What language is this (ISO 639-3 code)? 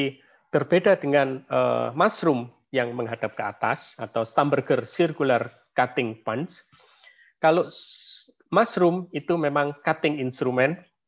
ind